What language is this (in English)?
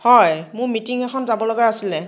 Assamese